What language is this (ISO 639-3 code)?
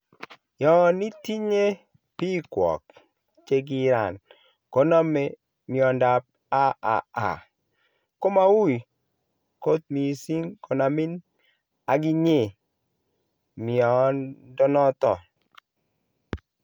kln